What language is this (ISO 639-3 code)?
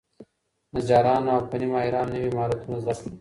pus